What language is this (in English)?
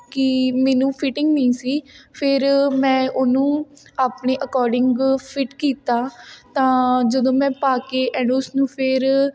Punjabi